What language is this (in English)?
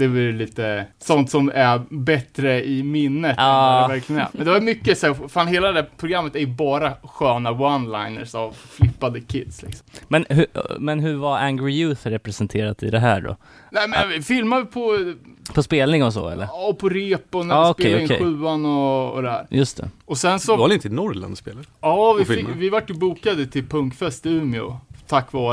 Swedish